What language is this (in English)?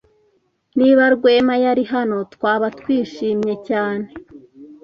Kinyarwanda